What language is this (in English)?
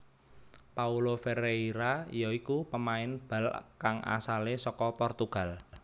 Javanese